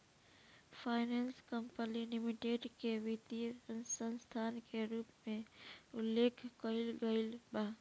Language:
Bhojpuri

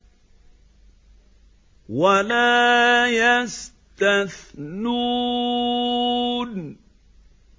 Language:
Arabic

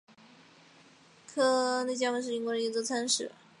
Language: Chinese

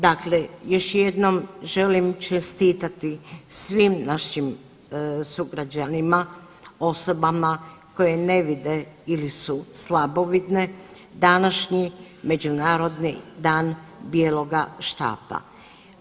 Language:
Croatian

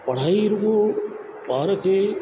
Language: Sindhi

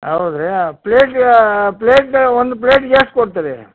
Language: Kannada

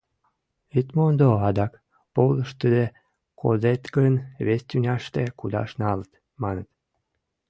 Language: Mari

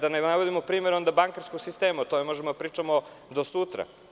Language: Serbian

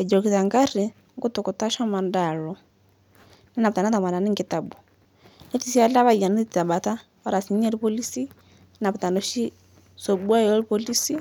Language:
Masai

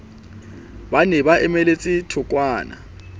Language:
Southern Sotho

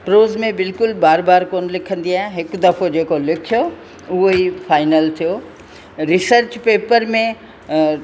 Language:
Sindhi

